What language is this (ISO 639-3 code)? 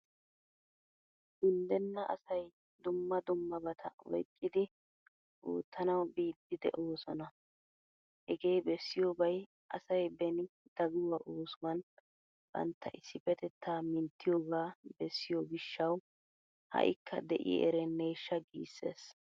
wal